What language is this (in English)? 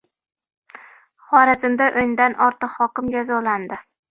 Uzbek